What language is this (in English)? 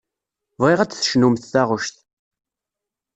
Kabyle